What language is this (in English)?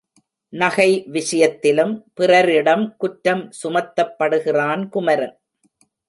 Tamil